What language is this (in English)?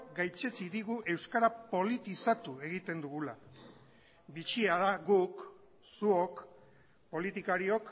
Basque